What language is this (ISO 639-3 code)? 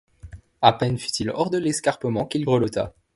fra